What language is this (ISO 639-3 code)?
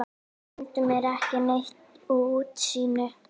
isl